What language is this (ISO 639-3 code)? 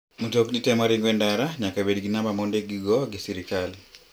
luo